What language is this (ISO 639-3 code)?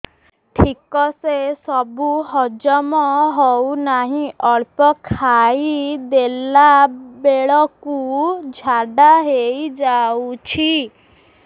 ori